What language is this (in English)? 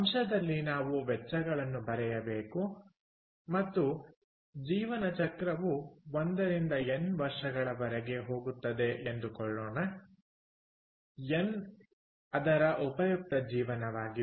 Kannada